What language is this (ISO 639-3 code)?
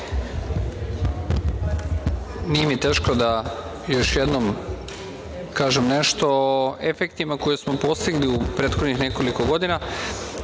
srp